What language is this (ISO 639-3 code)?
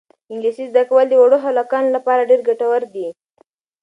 pus